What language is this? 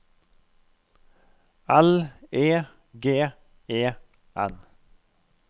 Norwegian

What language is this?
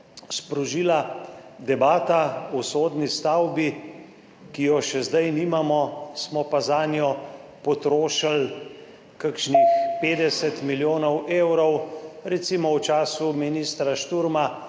Slovenian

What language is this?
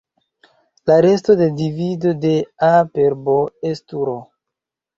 Esperanto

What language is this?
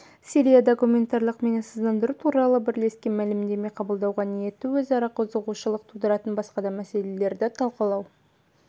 Kazakh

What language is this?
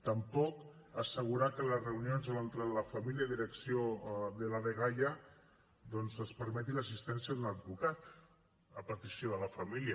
Catalan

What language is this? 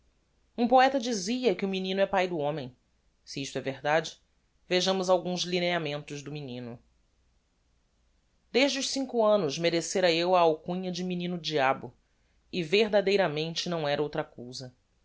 Portuguese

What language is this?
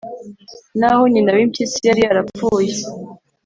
Kinyarwanda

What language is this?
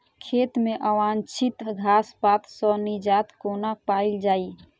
Maithili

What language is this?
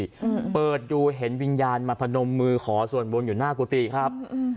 Thai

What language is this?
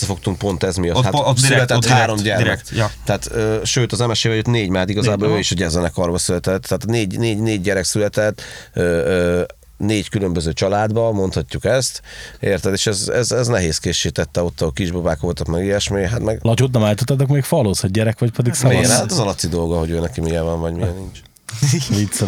Hungarian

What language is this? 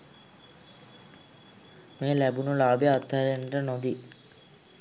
Sinhala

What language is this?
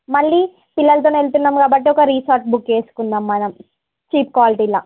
Telugu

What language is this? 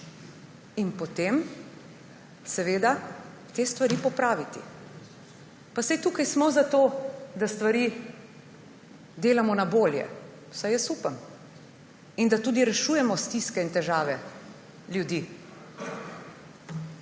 Slovenian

